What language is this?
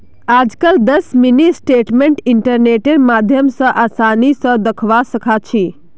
Magahi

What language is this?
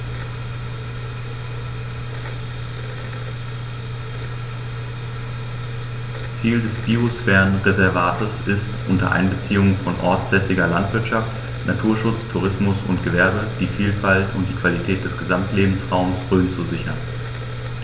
German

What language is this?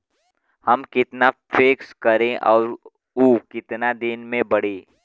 Bhojpuri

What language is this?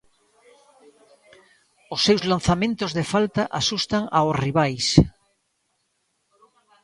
Galician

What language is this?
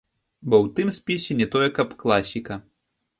Belarusian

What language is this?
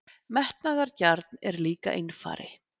Icelandic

